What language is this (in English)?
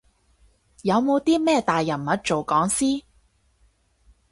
Cantonese